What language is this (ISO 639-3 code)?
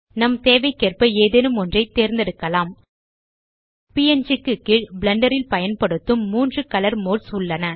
tam